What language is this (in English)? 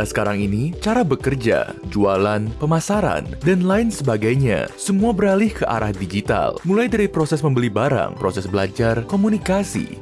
Indonesian